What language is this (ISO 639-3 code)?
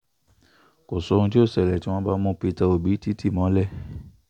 yor